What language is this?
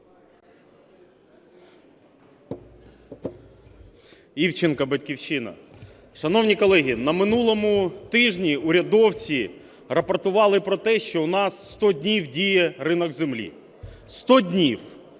Ukrainian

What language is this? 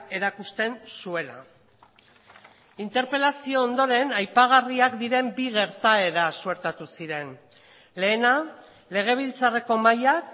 Basque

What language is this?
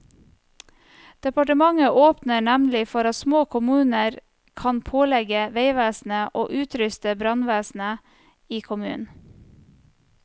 Norwegian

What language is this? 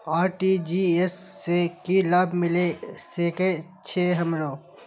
Maithili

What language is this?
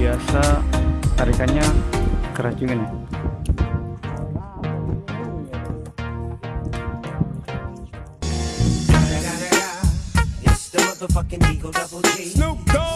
Indonesian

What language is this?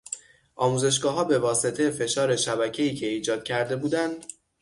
Persian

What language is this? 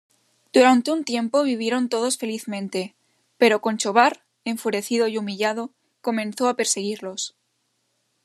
Spanish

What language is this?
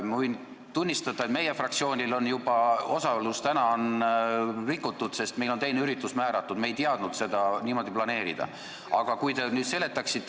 Estonian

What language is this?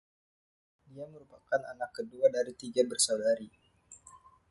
Indonesian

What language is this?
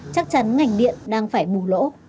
Vietnamese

